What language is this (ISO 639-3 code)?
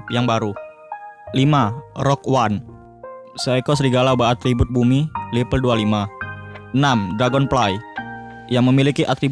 ind